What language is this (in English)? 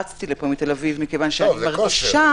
Hebrew